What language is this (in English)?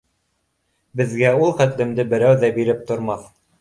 Bashkir